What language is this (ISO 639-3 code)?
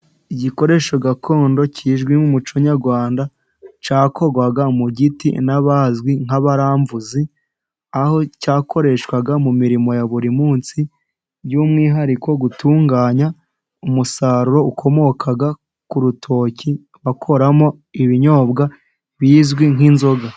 kin